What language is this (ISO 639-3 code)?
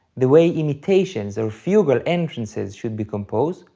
eng